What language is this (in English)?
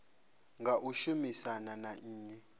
Venda